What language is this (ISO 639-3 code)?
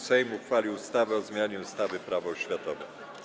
pol